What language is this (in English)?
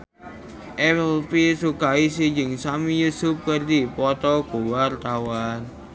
Sundanese